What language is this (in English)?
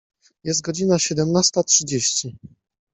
Polish